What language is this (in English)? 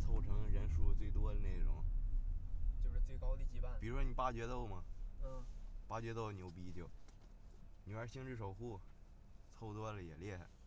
Chinese